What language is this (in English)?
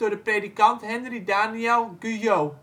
Dutch